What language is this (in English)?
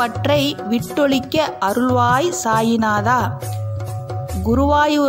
Dutch